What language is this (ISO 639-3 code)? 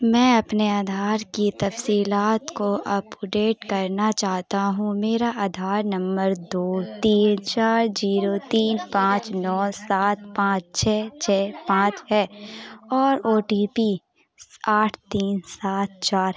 urd